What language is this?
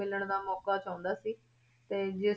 Punjabi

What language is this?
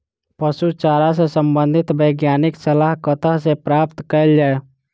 Maithili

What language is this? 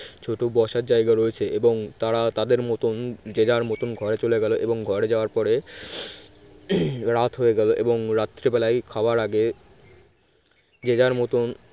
Bangla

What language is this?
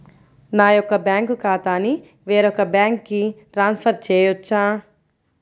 Telugu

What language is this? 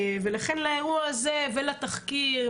Hebrew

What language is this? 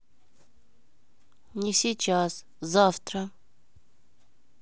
Russian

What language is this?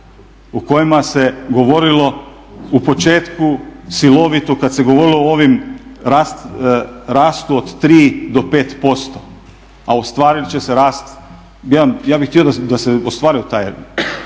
Croatian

